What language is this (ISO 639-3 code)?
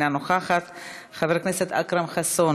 heb